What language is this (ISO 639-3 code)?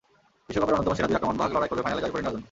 ben